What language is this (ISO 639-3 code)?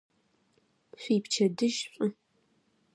ady